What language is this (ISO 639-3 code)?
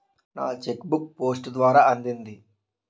tel